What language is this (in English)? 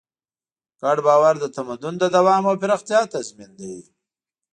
Pashto